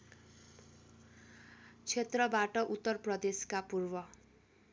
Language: Nepali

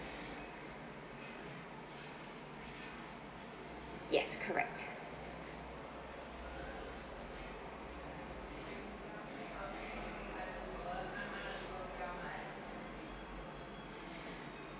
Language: English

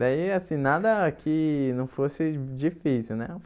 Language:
Portuguese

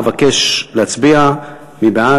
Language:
Hebrew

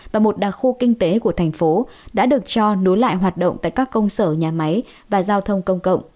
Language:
Vietnamese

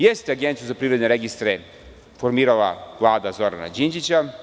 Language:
Serbian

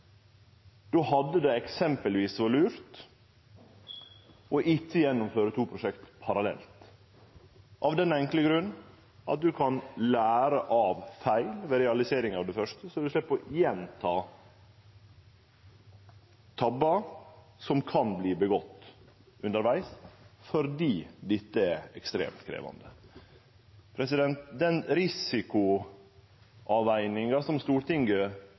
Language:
Norwegian Nynorsk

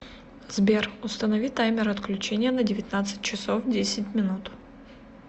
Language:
Russian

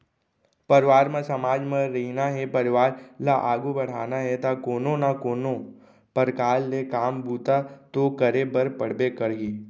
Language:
Chhattisgarhi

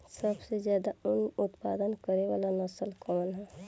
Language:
Bhojpuri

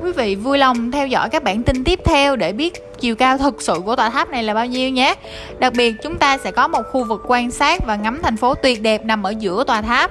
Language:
Vietnamese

